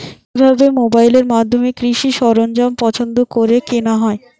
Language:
Bangla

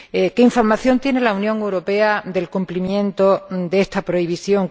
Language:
Spanish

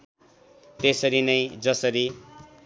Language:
Nepali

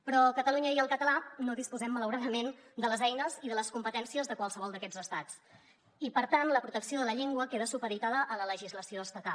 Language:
Catalan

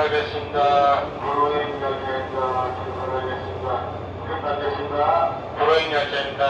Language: Korean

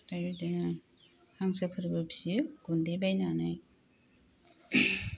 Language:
Bodo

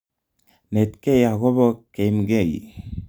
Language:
Kalenjin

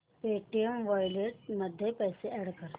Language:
Marathi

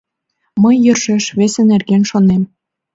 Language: Mari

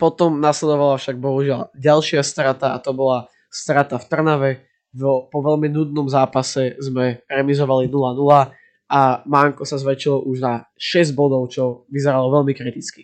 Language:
Slovak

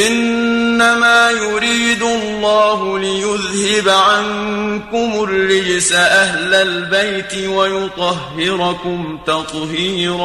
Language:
Arabic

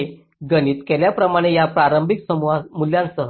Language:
Marathi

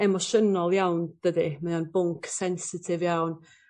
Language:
Welsh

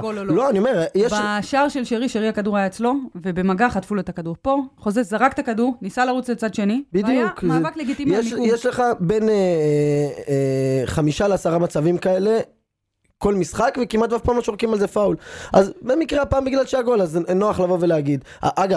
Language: Hebrew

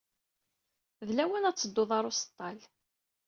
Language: Kabyle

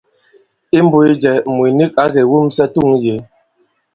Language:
Bankon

